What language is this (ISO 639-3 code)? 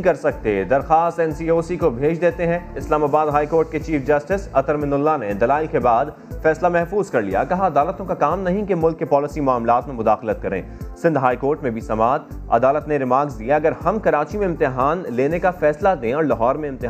urd